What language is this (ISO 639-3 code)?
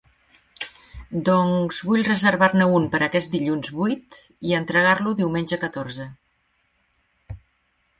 cat